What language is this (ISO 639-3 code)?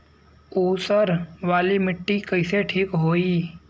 bho